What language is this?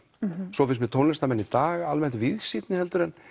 Icelandic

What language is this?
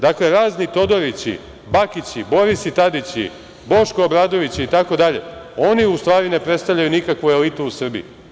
Serbian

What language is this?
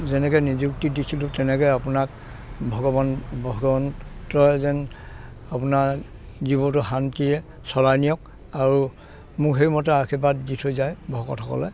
Assamese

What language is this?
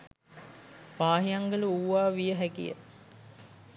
Sinhala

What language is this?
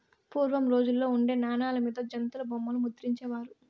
Telugu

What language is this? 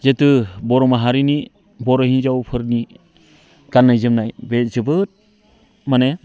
Bodo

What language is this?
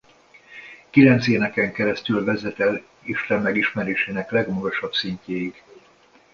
Hungarian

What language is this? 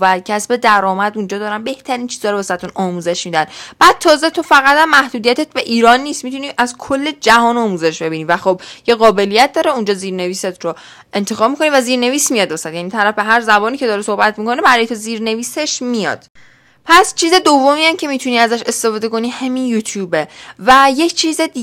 Persian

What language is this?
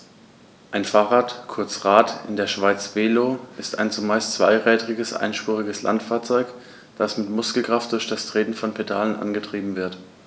German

